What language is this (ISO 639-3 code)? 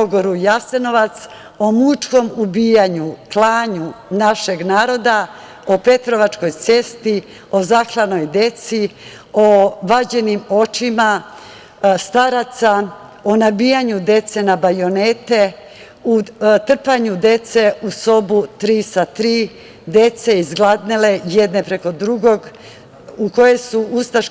srp